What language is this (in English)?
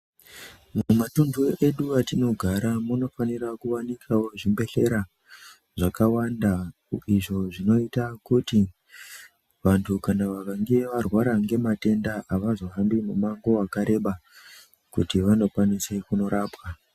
Ndau